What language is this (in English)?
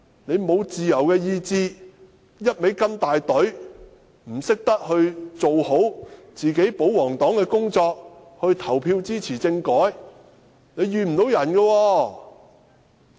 Cantonese